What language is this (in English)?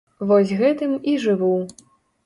Belarusian